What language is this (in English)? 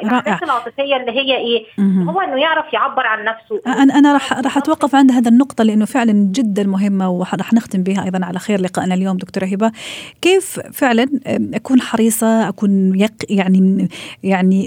Arabic